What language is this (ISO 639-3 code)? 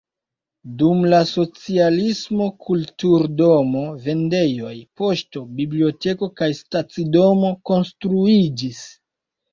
epo